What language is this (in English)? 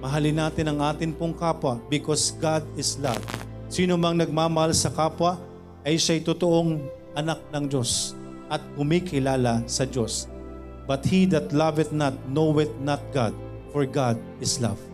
Filipino